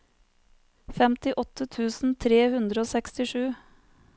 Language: Norwegian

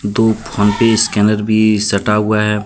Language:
Hindi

